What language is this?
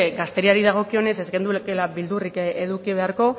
Basque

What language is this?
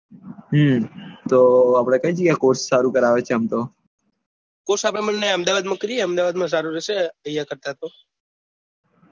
Gujarati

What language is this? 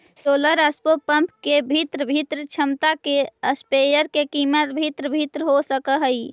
Magahi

